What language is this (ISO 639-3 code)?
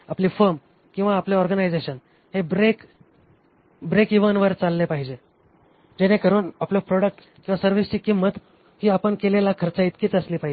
mar